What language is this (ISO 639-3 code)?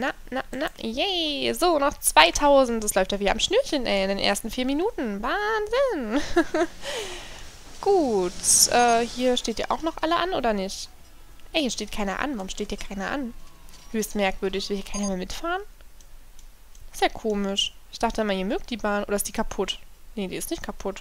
deu